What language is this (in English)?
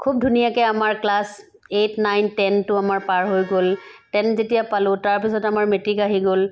Assamese